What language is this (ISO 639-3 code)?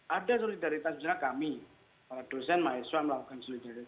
ind